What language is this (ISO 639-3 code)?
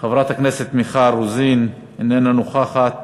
heb